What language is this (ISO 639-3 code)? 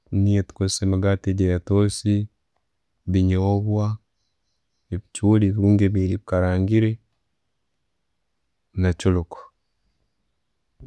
ttj